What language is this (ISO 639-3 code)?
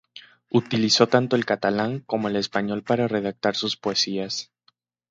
spa